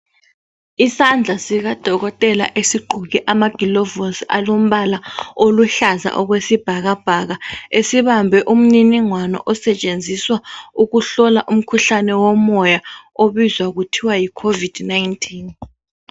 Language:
North Ndebele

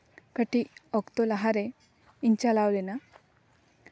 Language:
Santali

